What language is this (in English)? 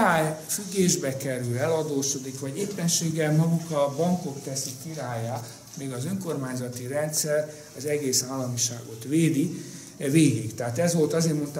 Hungarian